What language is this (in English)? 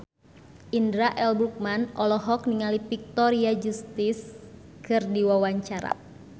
Sundanese